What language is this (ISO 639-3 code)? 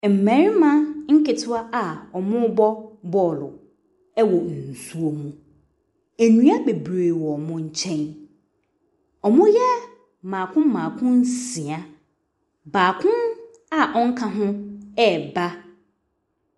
aka